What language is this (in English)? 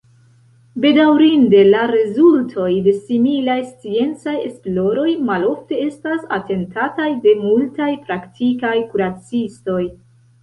Esperanto